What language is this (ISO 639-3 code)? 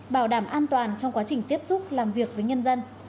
vie